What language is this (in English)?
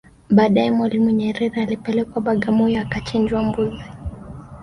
Swahili